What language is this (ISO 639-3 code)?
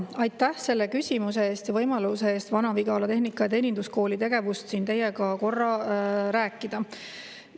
est